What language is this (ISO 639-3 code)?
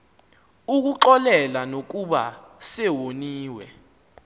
xho